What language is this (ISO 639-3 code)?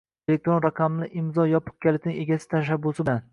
uzb